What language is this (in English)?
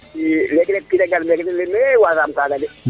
Serer